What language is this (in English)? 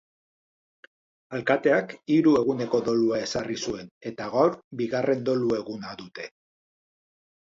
Basque